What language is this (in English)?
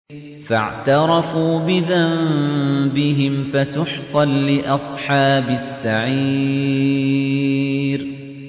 Arabic